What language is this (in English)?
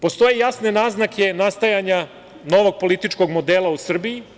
Serbian